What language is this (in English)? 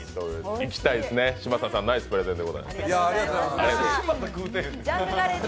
Japanese